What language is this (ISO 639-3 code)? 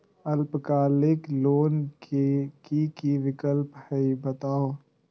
mag